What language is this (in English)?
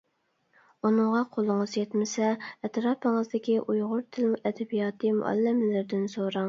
Uyghur